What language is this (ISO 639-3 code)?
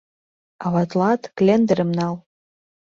chm